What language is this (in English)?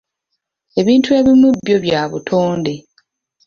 Ganda